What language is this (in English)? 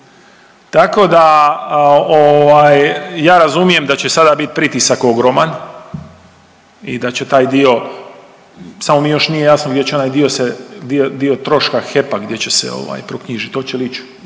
Croatian